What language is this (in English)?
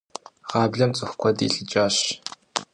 Kabardian